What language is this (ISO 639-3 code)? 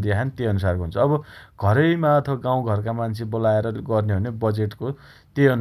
dty